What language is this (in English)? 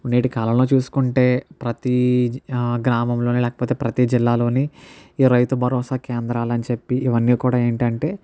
Telugu